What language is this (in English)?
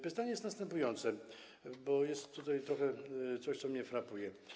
Polish